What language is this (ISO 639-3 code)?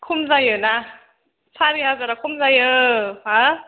brx